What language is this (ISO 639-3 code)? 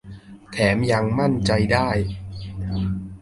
tha